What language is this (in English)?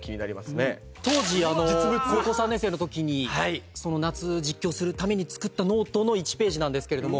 Japanese